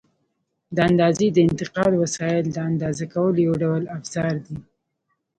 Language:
Pashto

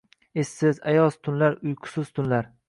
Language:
Uzbek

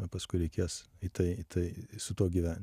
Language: Lithuanian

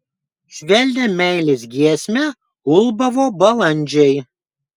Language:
Lithuanian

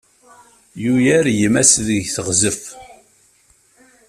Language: Kabyle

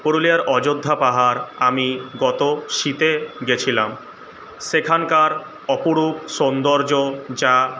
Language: Bangla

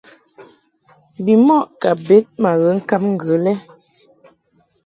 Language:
Mungaka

